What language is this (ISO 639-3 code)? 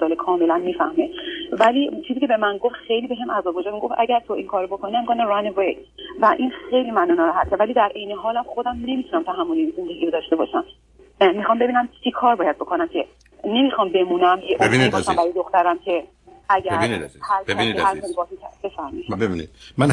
fas